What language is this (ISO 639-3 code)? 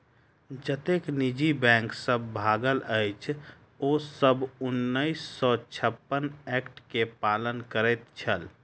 mai